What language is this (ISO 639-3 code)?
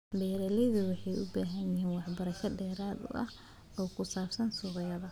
som